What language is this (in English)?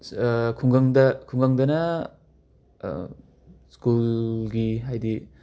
Manipuri